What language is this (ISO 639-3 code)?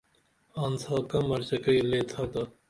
dml